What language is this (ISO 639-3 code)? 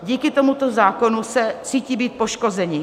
ces